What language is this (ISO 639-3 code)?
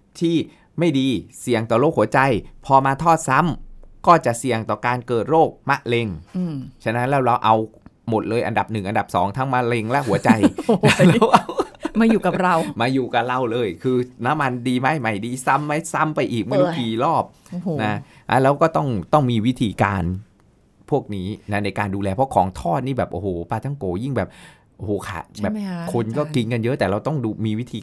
tha